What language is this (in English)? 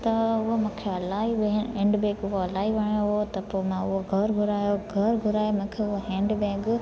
Sindhi